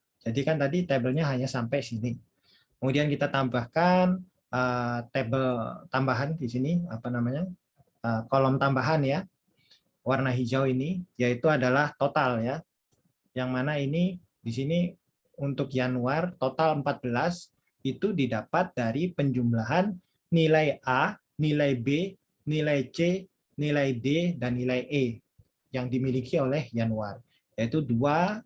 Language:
Indonesian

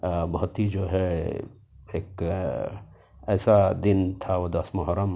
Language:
Urdu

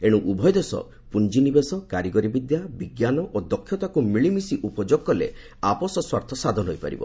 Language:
Odia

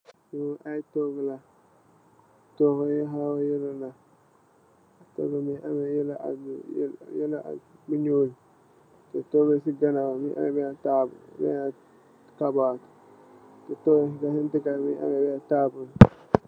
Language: Wolof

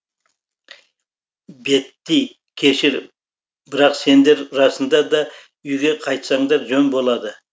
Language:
Kazakh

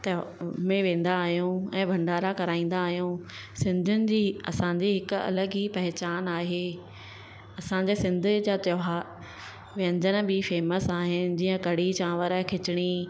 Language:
Sindhi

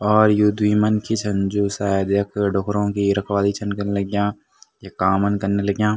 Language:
Garhwali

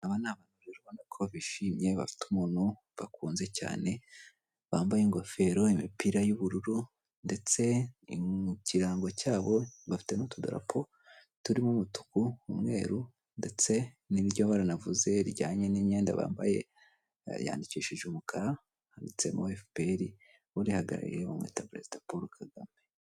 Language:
Kinyarwanda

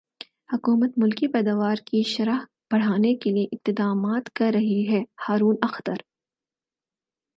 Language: Urdu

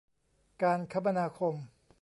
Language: Thai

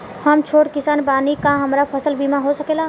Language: Bhojpuri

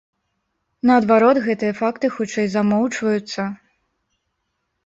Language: Belarusian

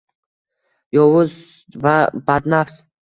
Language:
Uzbek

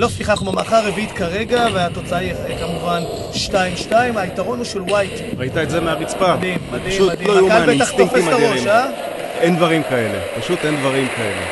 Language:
Hebrew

